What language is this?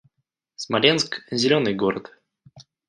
Russian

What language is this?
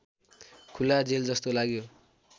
Nepali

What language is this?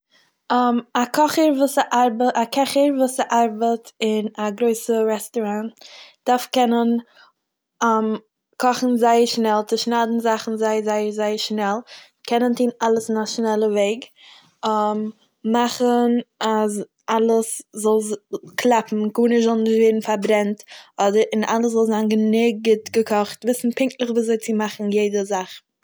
Yiddish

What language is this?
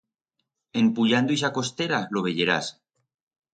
Aragonese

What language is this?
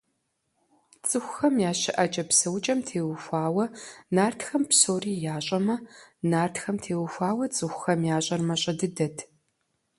Kabardian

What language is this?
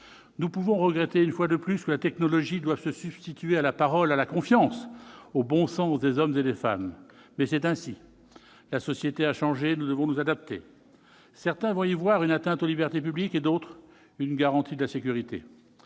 French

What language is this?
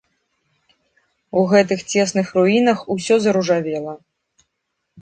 Belarusian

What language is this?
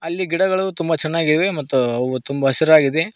Kannada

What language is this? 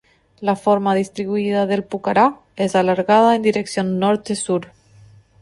Spanish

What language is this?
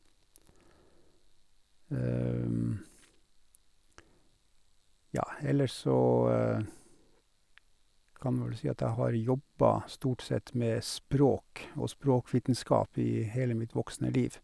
Norwegian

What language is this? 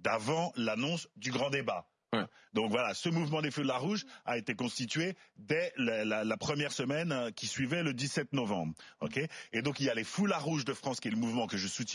French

